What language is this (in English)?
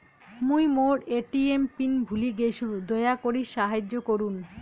Bangla